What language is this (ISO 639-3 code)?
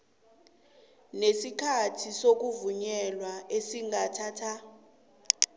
nbl